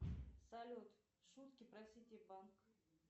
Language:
Russian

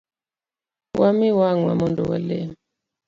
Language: Luo (Kenya and Tanzania)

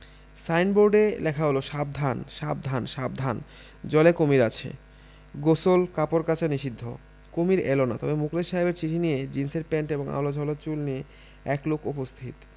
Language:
Bangla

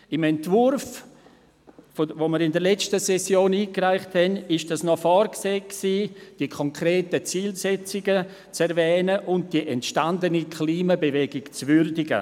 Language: Swiss German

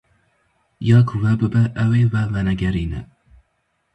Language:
Kurdish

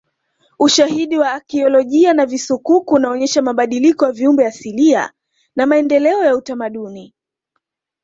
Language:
Swahili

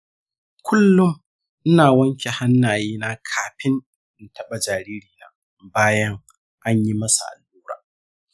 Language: Hausa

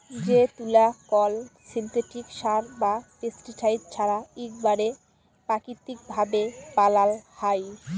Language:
Bangla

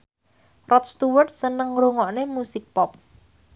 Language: Javanese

